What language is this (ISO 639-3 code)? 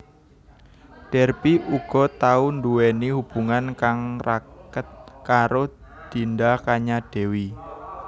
jav